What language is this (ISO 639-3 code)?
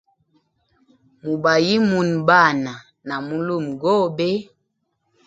hem